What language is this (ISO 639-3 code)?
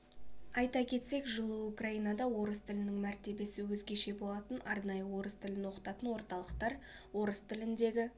kaz